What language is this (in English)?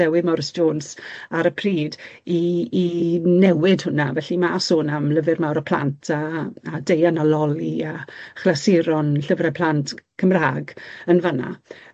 Welsh